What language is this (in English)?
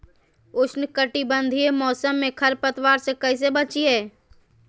Magahi